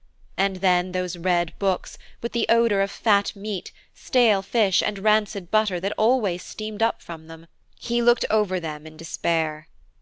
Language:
English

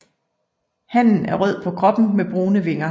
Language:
Danish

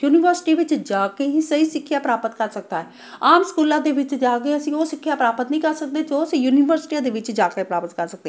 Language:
Punjabi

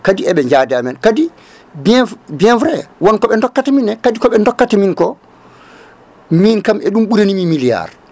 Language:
Fula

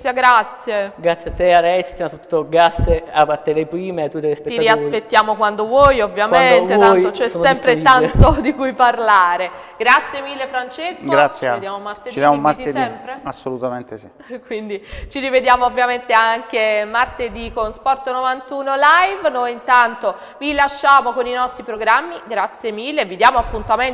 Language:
Italian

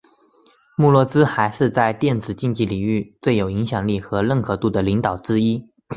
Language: Chinese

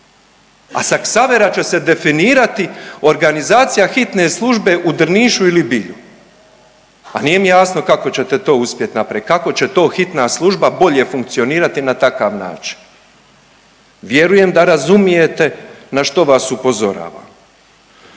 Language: Croatian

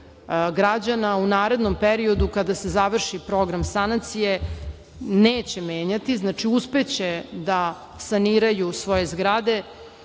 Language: Serbian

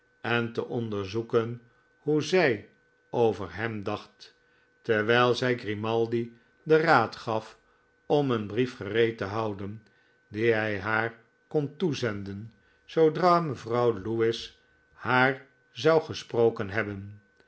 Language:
Dutch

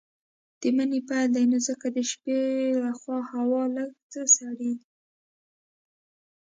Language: Pashto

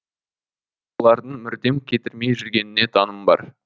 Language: Kazakh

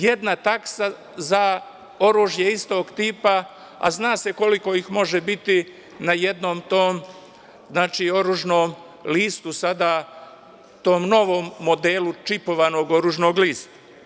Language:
Serbian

